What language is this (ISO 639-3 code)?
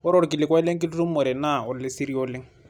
mas